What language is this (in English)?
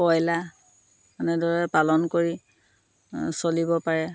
Assamese